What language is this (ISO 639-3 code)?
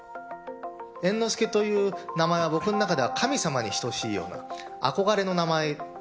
jpn